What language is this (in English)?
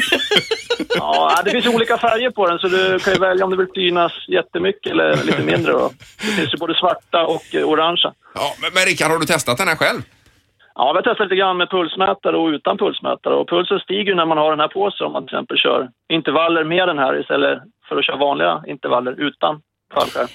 Swedish